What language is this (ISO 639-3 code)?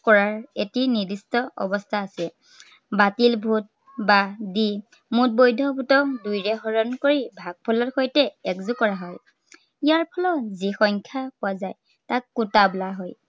asm